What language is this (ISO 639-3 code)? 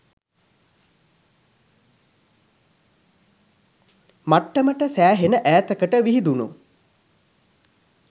sin